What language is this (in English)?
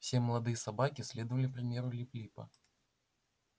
Russian